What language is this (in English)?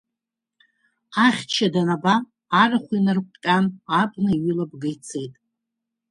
Abkhazian